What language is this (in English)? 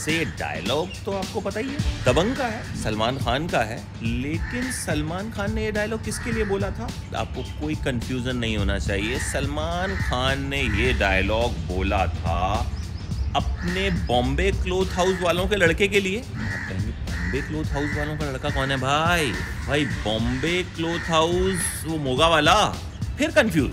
Hindi